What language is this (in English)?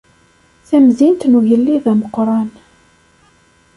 Kabyle